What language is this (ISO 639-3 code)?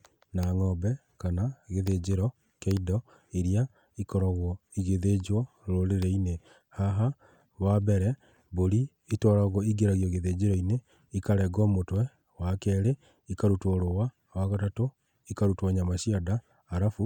kik